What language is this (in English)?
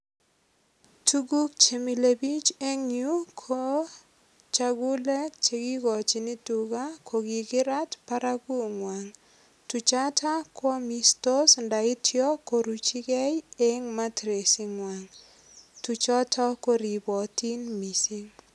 Kalenjin